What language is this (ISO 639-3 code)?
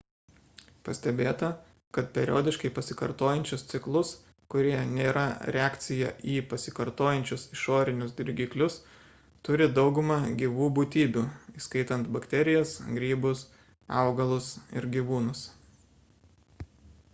lit